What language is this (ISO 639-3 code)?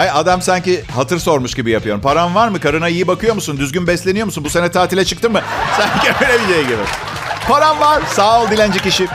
tur